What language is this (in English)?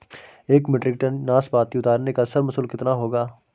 Hindi